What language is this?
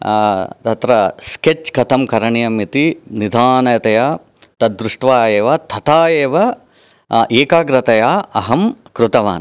Sanskrit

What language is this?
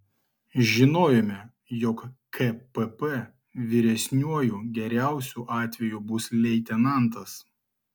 Lithuanian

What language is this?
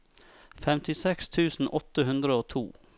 Norwegian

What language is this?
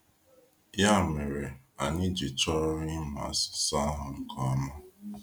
Igbo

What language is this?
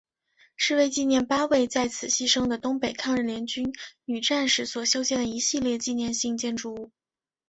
Chinese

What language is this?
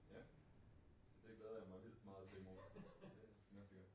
Danish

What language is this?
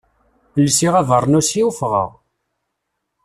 Kabyle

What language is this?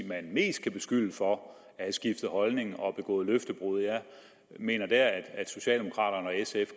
Danish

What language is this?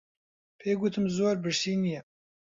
Central Kurdish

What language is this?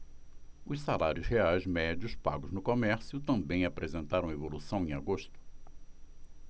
Portuguese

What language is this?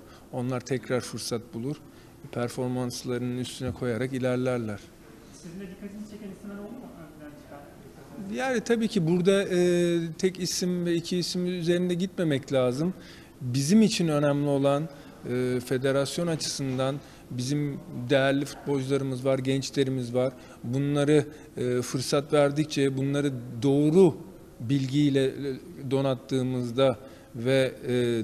Turkish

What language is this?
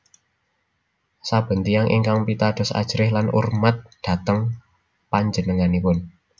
Javanese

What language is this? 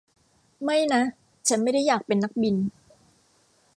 Thai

